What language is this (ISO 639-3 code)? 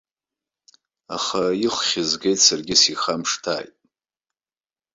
abk